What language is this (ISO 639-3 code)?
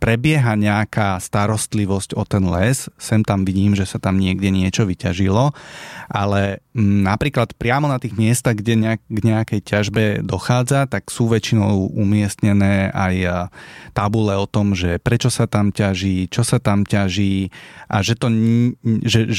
slk